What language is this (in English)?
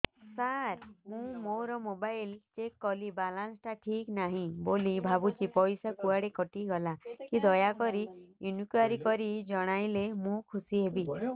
Odia